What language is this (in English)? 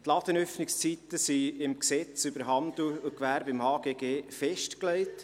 Swiss German